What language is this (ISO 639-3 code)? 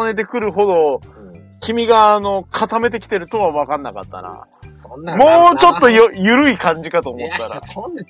jpn